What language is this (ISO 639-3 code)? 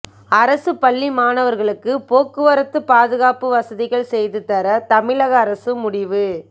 tam